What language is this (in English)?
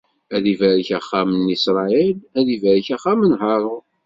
Kabyle